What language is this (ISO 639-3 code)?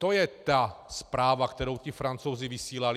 ces